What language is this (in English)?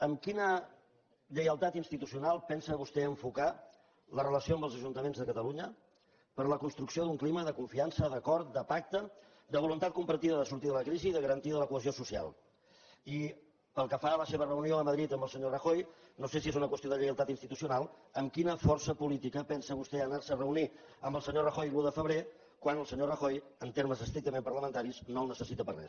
Catalan